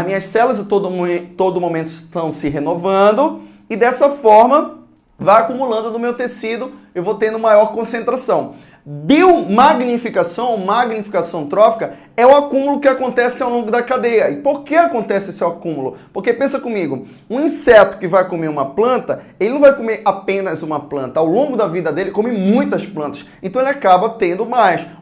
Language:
Portuguese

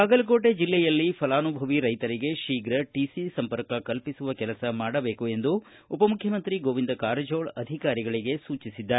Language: Kannada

